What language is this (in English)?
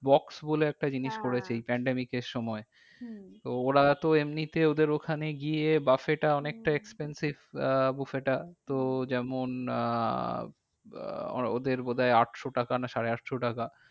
Bangla